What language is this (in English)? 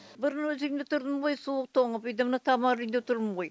Kazakh